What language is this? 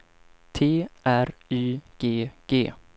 Swedish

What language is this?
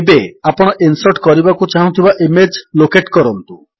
Odia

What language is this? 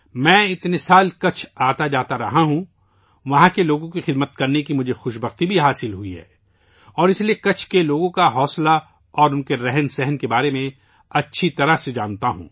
Urdu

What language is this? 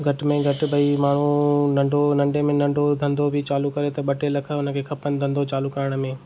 Sindhi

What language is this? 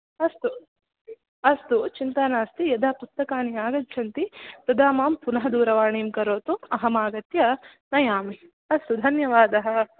Sanskrit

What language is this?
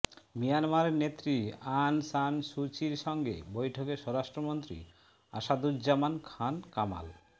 Bangla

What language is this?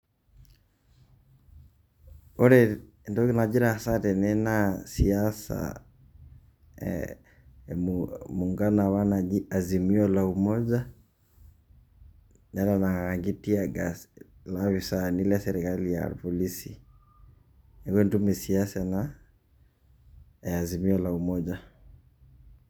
Masai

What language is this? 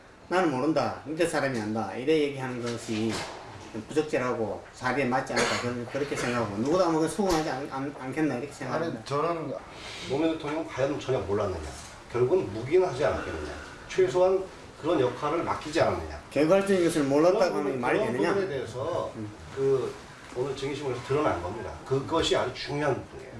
Korean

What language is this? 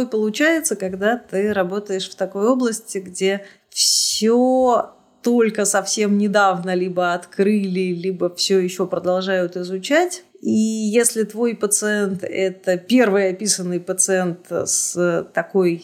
Russian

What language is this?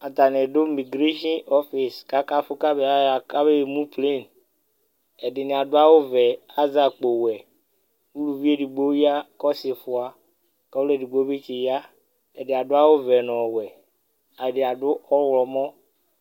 Ikposo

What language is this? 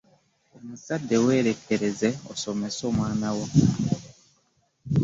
Ganda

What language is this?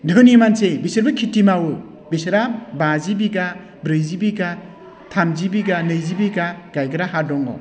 Bodo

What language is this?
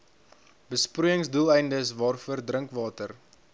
Afrikaans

